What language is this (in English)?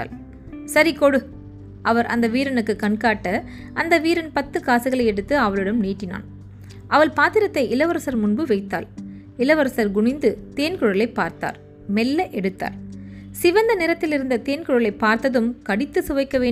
Tamil